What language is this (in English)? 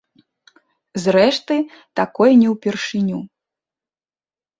Belarusian